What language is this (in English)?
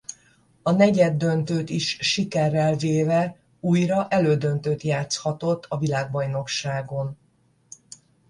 Hungarian